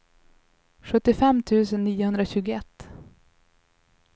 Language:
Swedish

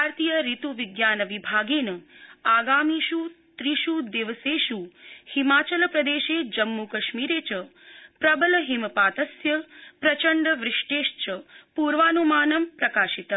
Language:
Sanskrit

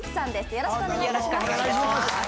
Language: Japanese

